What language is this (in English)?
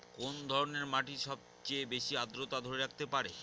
Bangla